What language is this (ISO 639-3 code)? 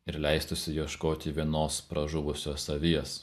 lit